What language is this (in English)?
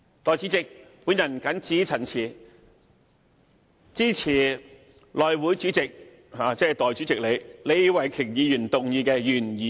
Cantonese